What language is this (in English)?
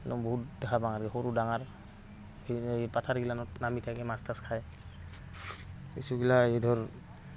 Assamese